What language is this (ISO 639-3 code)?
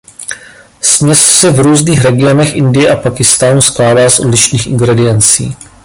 ces